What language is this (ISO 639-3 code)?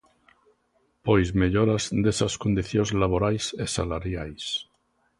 glg